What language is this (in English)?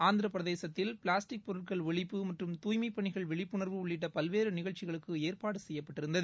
Tamil